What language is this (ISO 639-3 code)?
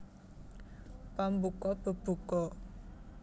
jav